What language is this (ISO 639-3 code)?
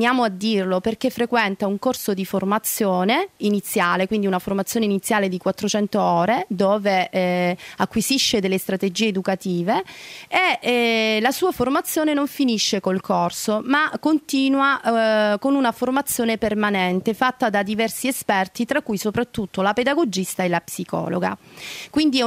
ita